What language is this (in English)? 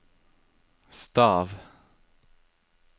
Norwegian